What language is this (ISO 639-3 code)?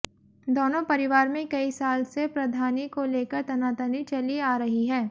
hin